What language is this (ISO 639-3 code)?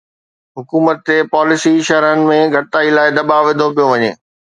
snd